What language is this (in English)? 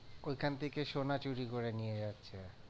Bangla